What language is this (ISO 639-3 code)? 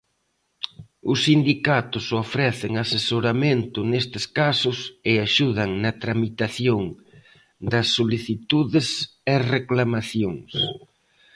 glg